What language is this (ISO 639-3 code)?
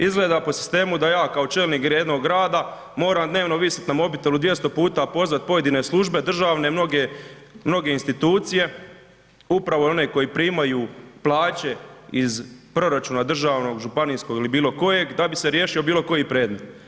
hrv